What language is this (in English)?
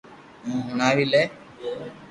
Loarki